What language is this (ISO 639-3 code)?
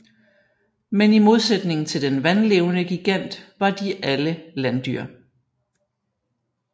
dan